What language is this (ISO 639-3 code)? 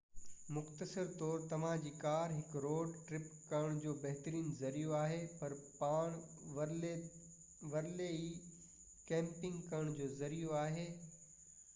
snd